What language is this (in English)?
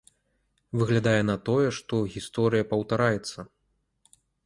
Belarusian